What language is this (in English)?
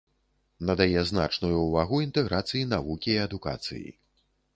Belarusian